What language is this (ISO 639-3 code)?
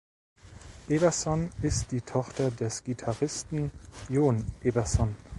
deu